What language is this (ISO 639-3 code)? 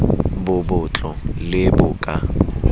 sot